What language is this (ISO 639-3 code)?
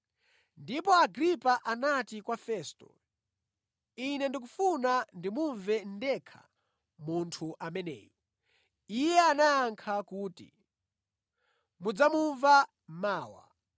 nya